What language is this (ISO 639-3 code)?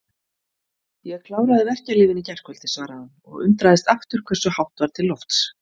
isl